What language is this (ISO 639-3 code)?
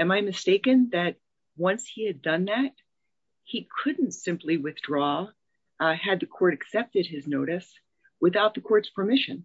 eng